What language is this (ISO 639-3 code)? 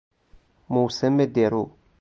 fas